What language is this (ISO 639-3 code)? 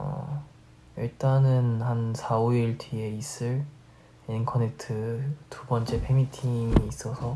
kor